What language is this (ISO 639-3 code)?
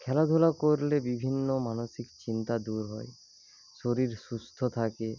ben